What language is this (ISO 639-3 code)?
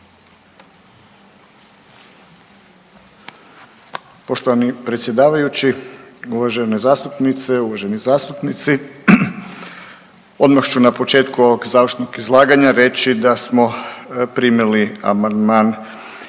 hrv